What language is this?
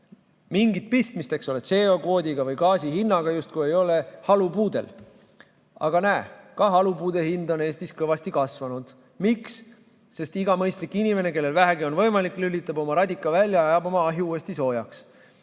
Estonian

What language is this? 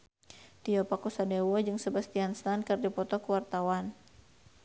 Sundanese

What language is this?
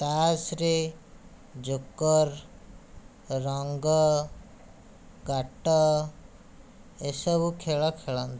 Odia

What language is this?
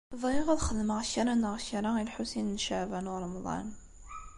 Kabyle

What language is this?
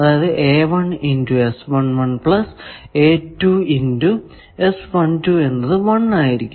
Malayalam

